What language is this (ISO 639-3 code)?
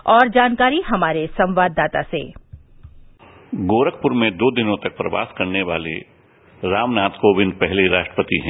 hin